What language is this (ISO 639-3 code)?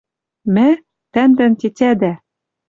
mrj